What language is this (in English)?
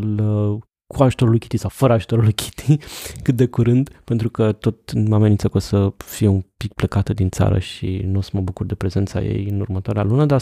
Romanian